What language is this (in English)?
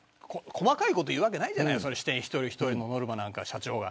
Japanese